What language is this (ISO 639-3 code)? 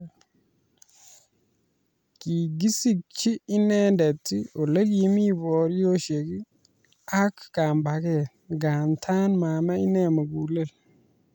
kln